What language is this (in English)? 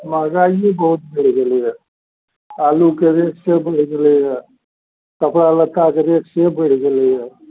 Maithili